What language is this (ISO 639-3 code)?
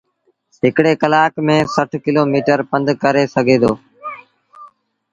sbn